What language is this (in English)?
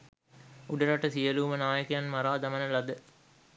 Sinhala